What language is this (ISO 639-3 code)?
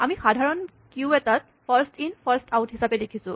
asm